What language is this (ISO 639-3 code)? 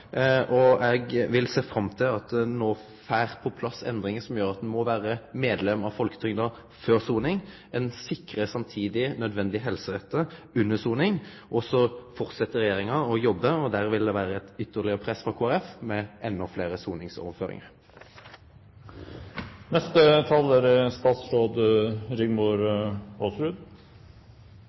nno